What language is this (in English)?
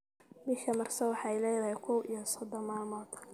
Somali